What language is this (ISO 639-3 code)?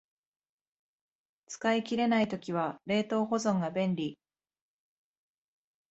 jpn